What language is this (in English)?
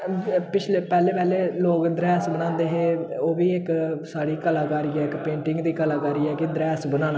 Dogri